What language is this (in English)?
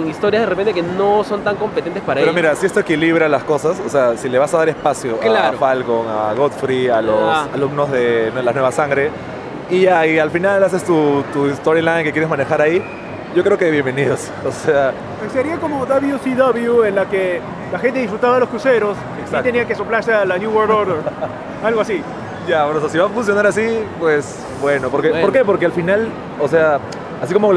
Spanish